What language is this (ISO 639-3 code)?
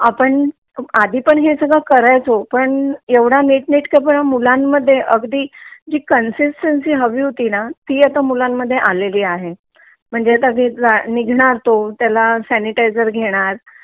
mar